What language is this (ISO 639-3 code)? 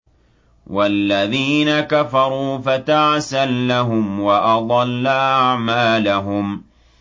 ara